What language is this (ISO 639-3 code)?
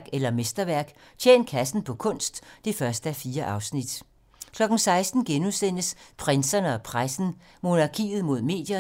dan